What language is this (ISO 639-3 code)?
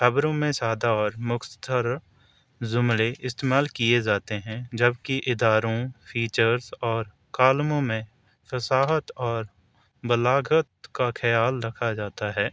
urd